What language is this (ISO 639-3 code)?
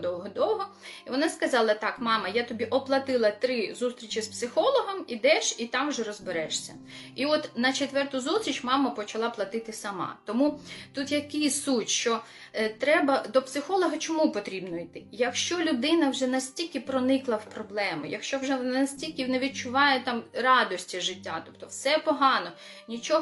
ukr